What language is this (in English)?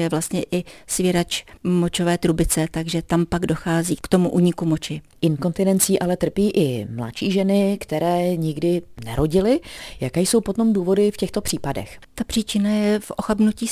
Czech